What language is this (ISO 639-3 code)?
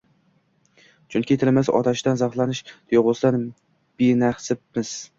uzb